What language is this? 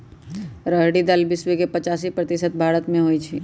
Magahi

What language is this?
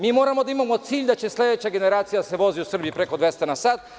Serbian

